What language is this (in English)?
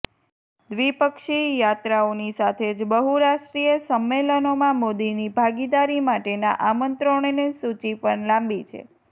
Gujarati